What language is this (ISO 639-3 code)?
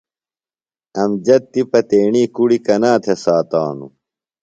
phl